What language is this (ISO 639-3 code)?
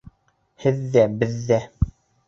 bak